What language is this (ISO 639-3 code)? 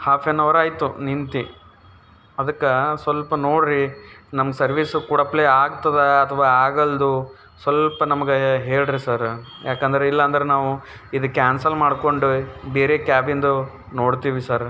kan